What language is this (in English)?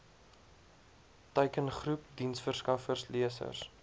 Afrikaans